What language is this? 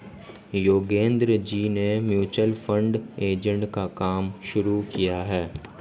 Hindi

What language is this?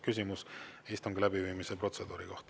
Estonian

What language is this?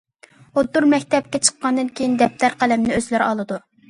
Uyghur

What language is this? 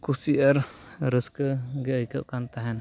Santali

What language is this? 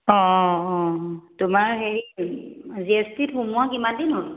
Assamese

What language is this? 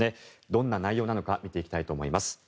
Japanese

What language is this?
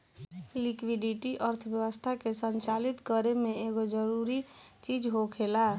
Bhojpuri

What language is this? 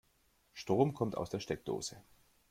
German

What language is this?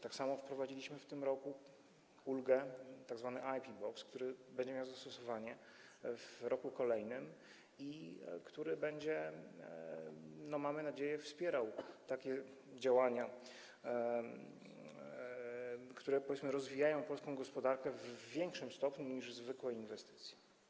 Polish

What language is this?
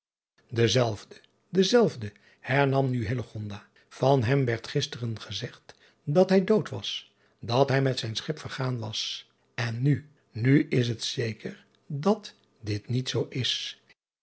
Dutch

